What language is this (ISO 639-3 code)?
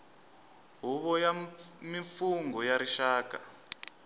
tso